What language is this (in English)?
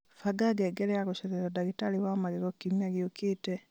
Kikuyu